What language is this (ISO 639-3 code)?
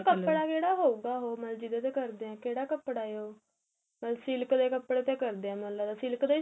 pan